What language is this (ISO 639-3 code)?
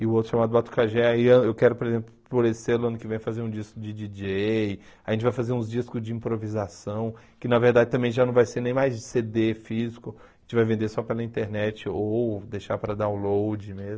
por